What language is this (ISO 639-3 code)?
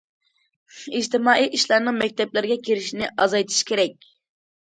uig